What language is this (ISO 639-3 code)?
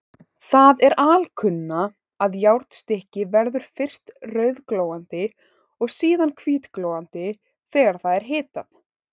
isl